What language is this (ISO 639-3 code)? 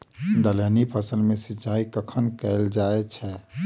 mai